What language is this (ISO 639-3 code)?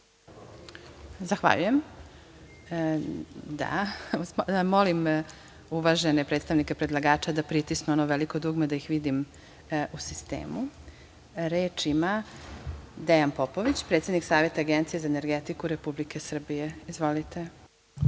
srp